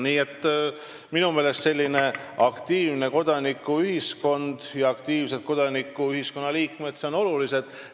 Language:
Estonian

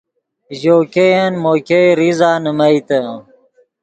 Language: Yidgha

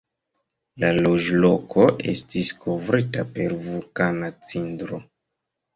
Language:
Esperanto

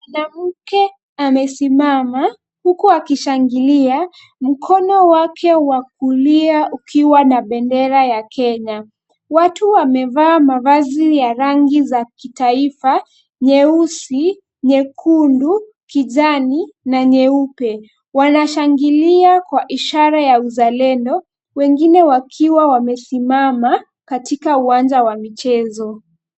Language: Swahili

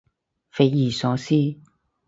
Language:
Cantonese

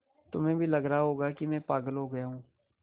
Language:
Hindi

